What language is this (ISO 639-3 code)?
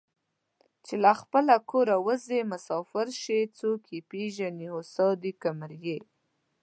pus